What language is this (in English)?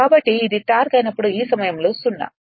Telugu